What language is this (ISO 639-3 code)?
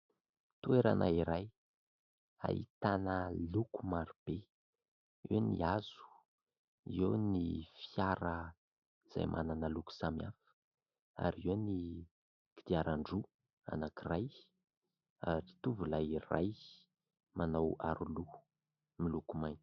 mlg